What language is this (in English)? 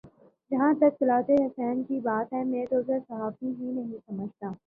Urdu